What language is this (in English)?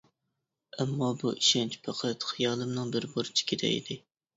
Uyghur